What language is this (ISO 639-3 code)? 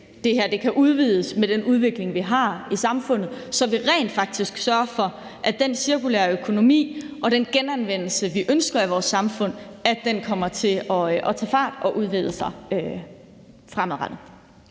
dan